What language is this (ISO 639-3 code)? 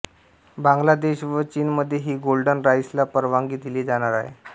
mar